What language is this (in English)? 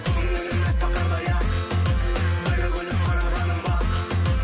Kazakh